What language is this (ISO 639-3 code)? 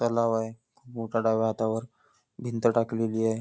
mar